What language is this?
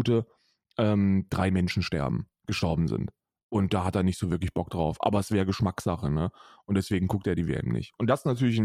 German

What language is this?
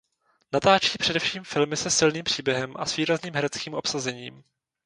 Czech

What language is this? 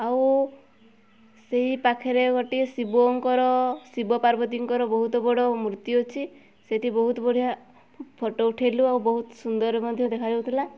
Odia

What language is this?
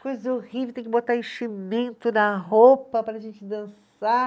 Portuguese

